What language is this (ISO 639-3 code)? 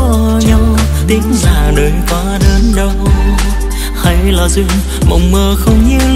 vie